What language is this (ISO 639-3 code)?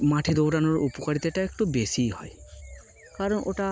ben